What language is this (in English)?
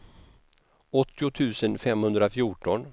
Swedish